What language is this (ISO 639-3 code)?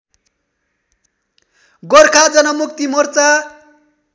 nep